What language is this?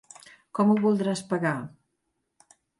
Catalan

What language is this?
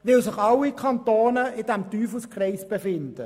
Swiss German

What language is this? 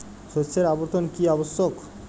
Bangla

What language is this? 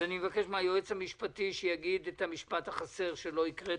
Hebrew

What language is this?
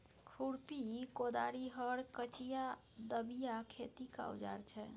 Maithili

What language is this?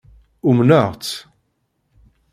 Kabyle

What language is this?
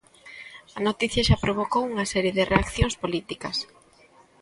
Galician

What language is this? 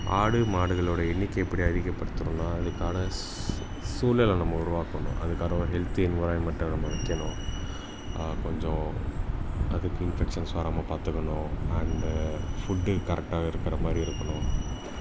Tamil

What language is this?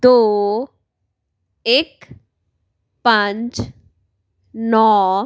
Punjabi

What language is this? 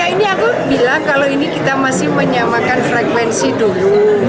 Indonesian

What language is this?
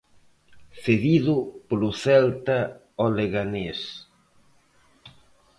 Galician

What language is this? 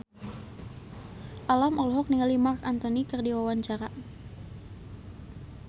Sundanese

